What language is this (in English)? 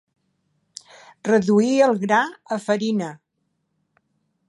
Catalan